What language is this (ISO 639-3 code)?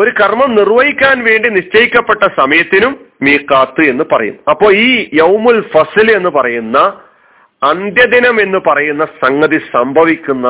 mal